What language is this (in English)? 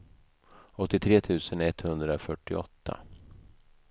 Swedish